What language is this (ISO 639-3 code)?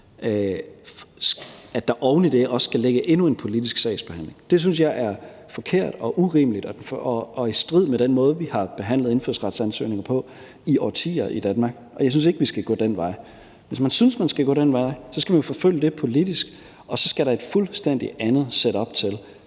dan